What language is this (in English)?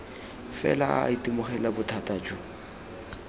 Tswana